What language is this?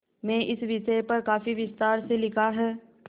Hindi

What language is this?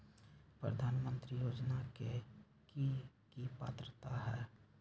Magahi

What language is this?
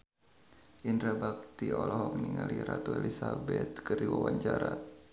Sundanese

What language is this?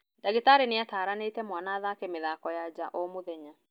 Kikuyu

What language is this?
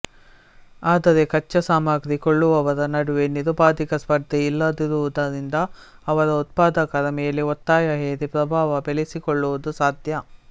Kannada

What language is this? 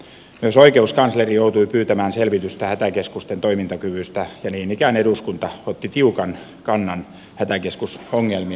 Finnish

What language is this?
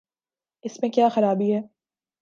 Urdu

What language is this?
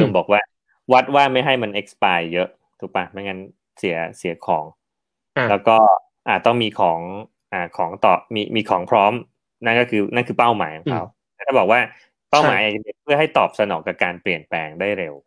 Thai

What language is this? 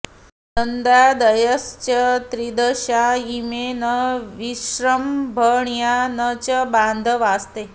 Sanskrit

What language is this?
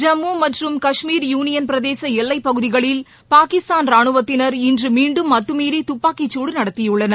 Tamil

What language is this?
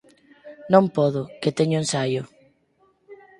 Galician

